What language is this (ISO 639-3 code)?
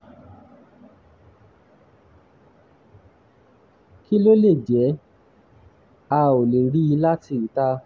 yor